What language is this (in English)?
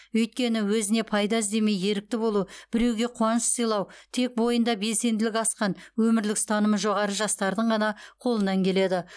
Kazakh